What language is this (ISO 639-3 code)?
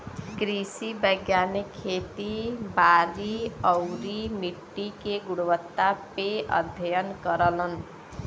bho